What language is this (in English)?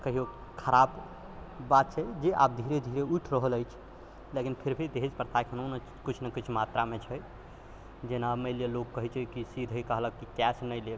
Maithili